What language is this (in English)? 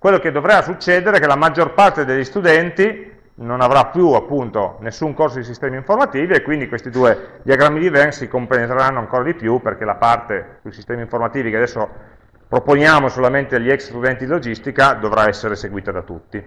Italian